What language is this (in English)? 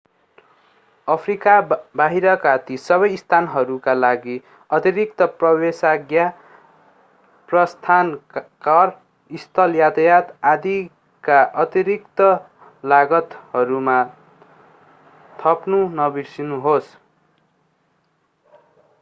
Nepali